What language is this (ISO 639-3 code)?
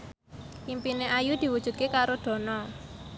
jav